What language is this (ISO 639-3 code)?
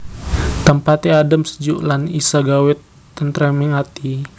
jav